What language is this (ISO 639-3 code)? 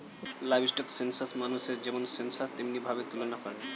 ben